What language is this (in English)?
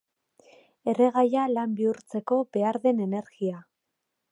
Basque